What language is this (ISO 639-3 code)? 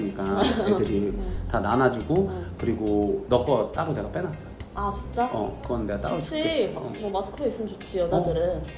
kor